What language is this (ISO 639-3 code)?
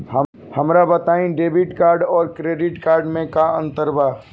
bho